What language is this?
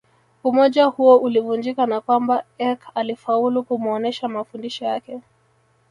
Swahili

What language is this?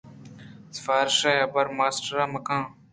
Eastern Balochi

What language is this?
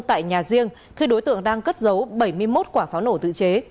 Vietnamese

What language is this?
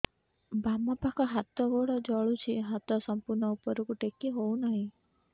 Odia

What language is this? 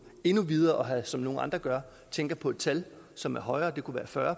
Danish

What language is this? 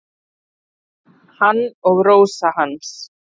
Icelandic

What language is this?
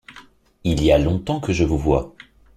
French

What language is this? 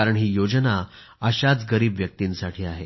Marathi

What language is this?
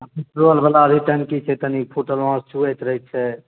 Maithili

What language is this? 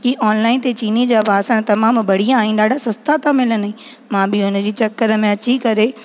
Sindhi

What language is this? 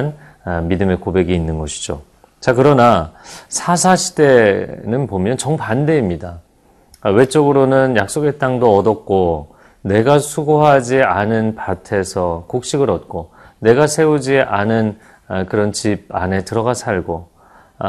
Korean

